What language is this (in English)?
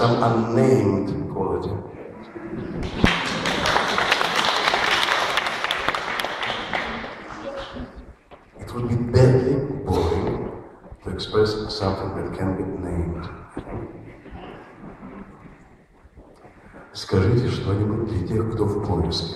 Russian